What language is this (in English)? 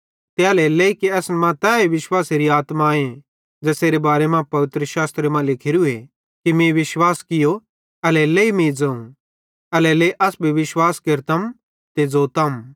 Bhadrawahi